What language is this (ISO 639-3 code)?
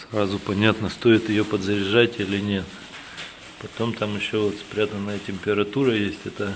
rus